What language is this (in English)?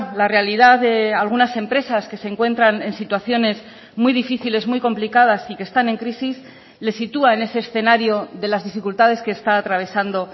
Spanish